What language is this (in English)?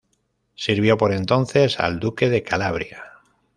Spanish